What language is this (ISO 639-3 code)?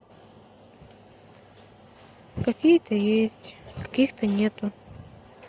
rus